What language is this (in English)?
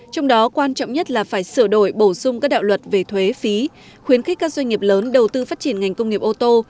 Vietnamese